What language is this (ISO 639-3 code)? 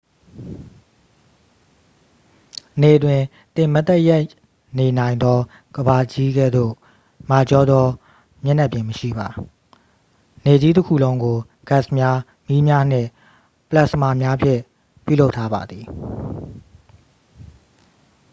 mya